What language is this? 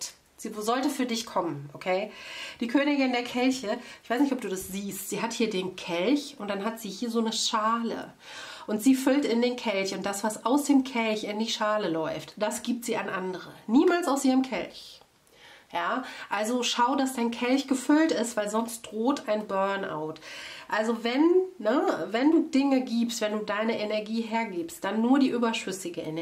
German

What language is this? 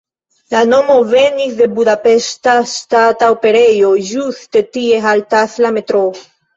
Esperanto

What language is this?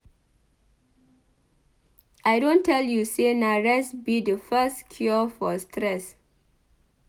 Nigerian Pidgin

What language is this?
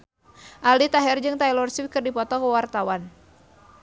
Sundanese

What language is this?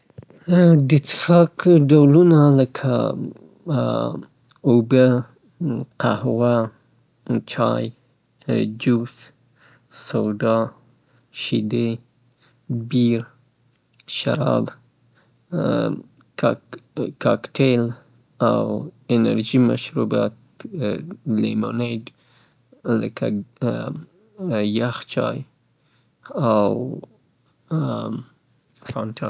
Southern Pashto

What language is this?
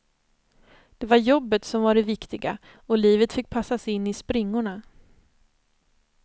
Swedish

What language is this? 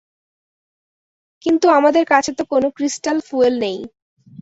Bangla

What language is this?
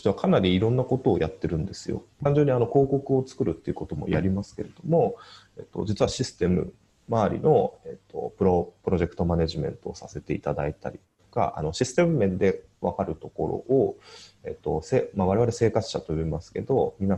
Japanese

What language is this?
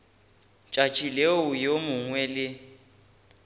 Northern Sotho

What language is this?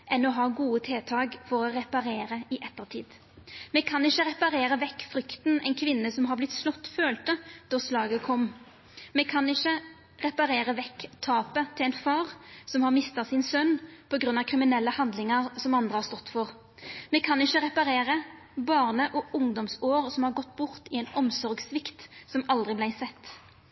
Norwegian Nynorsk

